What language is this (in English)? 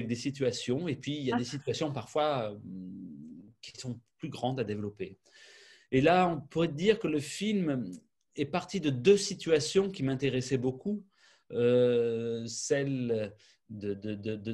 French